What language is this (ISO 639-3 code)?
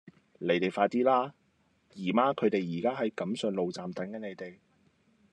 yue